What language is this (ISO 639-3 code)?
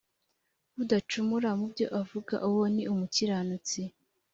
kin